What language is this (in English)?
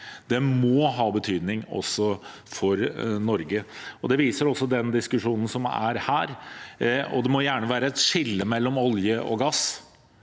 Norwegian